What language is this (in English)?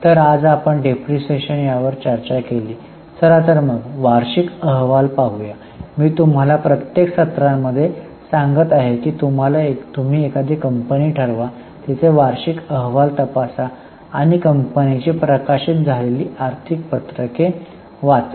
Marathi